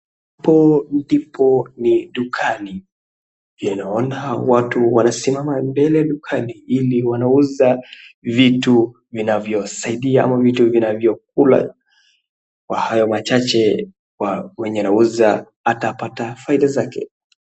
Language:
Swahili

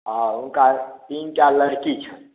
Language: Maithili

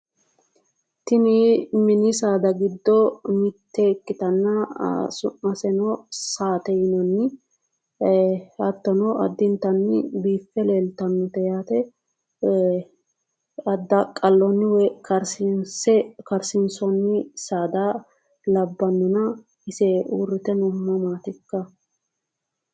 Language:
Sidamo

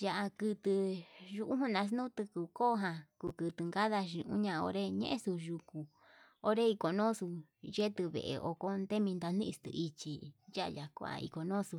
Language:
Yutanduchi Mixtec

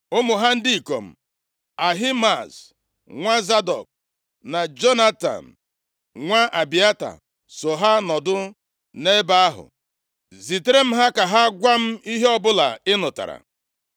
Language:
Igbo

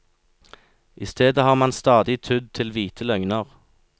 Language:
Norwegian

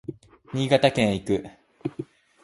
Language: Japanese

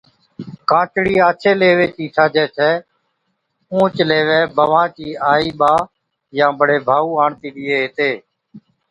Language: Od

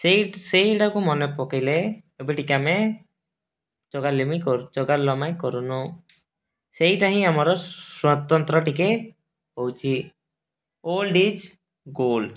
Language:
Odia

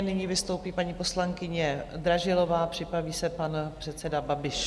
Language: Czech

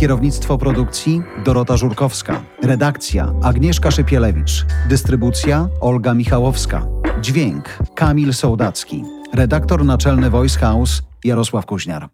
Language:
Polish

